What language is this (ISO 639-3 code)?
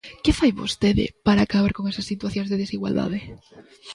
glg